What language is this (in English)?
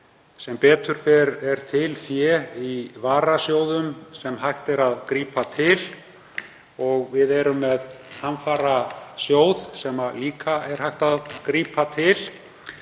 Icelandic